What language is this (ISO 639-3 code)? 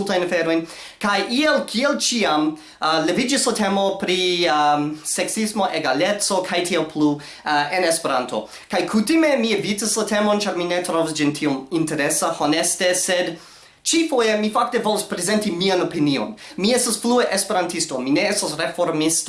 epo